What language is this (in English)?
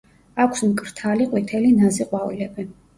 Georgian